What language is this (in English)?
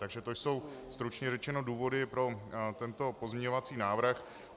Czech